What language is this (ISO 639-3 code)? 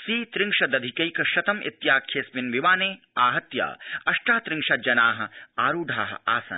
san